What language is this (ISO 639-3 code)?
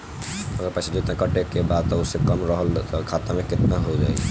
bho